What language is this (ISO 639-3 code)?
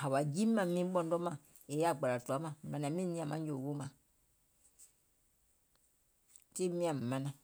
gol